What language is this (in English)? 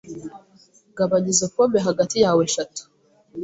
Kinyarwanda